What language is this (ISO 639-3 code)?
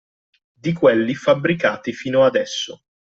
ita